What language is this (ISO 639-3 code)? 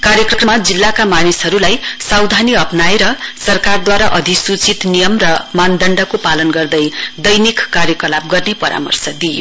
nep